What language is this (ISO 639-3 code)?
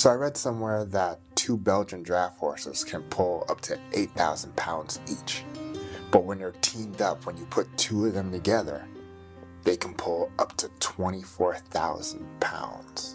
eng